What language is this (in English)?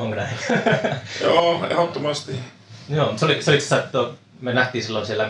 Finnish